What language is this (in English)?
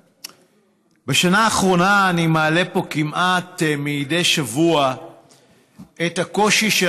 Hebrew